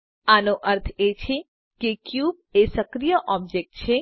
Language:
Gujarati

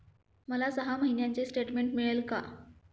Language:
Marathi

